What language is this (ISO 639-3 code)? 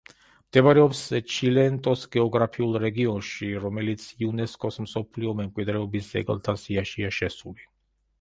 kat